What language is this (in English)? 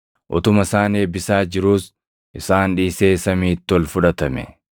Oromo